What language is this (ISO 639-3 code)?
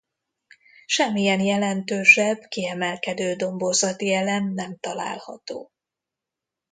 hun